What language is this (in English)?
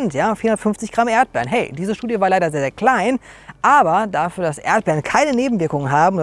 German